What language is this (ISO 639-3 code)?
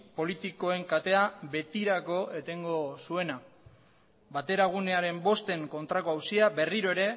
eus